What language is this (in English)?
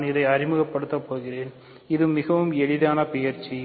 Tamil